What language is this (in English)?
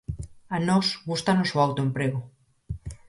Galician